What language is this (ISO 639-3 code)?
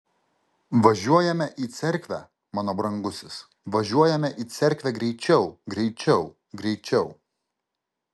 lit